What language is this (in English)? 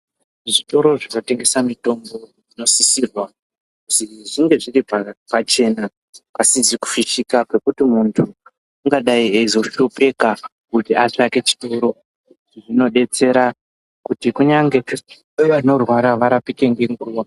Ndau